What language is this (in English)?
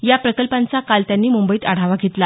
Marathi